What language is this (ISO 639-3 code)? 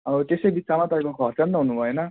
nep